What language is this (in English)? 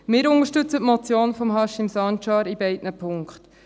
Swiss German